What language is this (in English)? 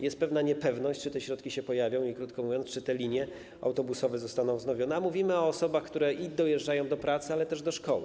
Polish